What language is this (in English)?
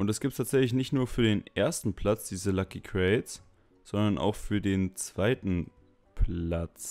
German